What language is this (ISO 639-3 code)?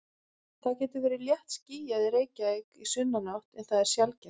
isl